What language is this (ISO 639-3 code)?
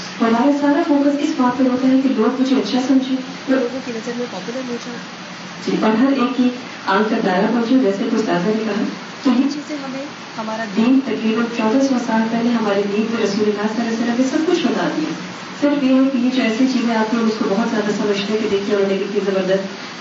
urd